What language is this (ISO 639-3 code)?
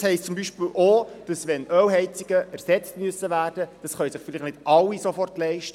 gsw